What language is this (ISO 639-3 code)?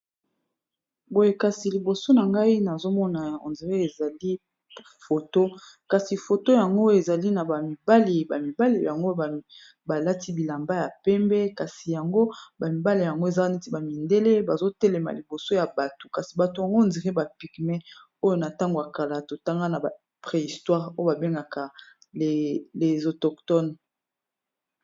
lin